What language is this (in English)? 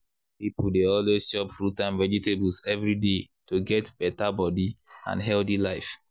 Nigerian Pidgin